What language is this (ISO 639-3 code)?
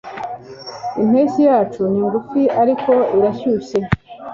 kin